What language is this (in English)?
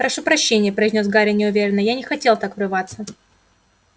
Russian